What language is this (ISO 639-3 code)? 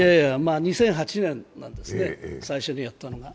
jpn